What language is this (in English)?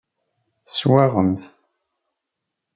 Kabyle